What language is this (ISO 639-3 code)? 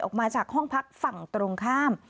tha